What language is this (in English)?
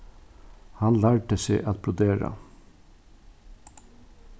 Faroese